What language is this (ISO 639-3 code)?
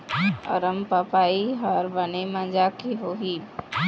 hne